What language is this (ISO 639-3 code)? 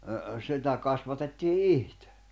fin